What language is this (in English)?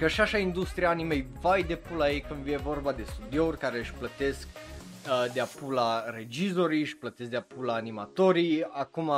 Romanian